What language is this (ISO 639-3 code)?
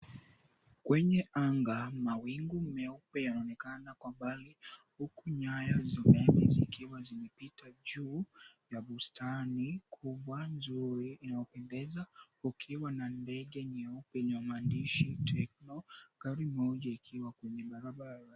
swa